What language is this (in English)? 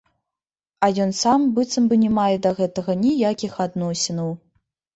Belarusian